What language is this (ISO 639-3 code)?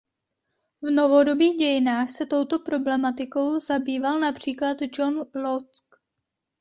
ces